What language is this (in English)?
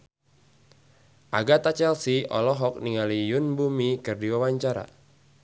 Sundanese